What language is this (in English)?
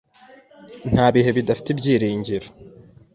Kinyarwanda